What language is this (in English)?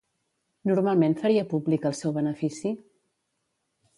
Catalan